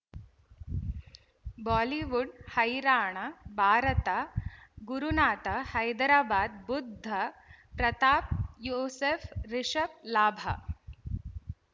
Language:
Kannada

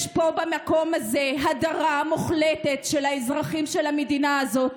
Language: Hebrew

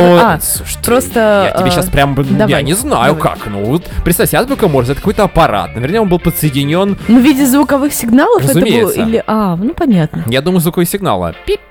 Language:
Russian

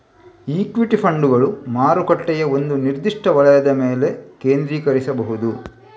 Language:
Kannada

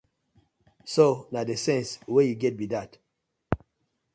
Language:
Nigerian Pidgin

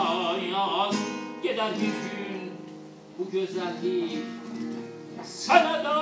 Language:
Turkish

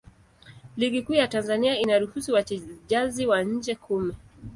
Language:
Swahili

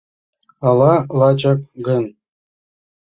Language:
Mari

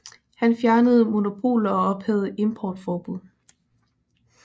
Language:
Danish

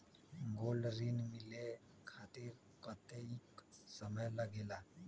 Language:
Magahi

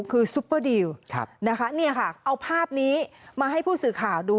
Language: Thai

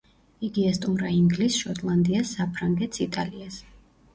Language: Georgian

